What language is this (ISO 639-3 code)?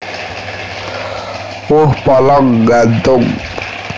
jav